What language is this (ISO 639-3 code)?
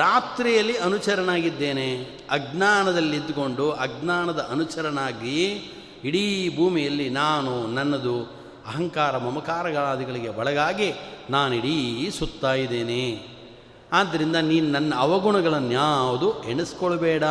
kan